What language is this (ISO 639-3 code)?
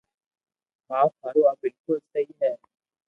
lrk